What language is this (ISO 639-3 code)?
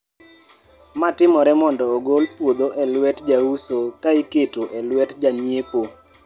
luo